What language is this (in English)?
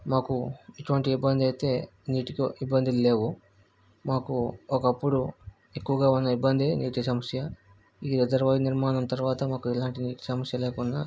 Telugu